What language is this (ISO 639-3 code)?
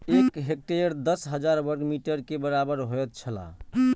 mai